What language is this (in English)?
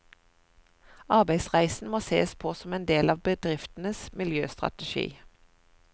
Norwegian